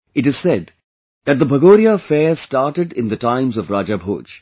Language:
English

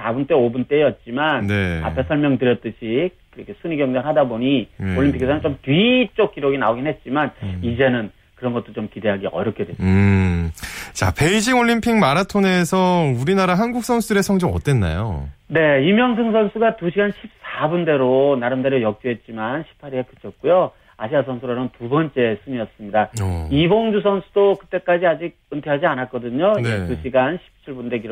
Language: Korean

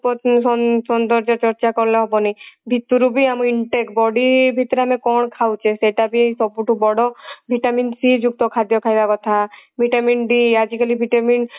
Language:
Odia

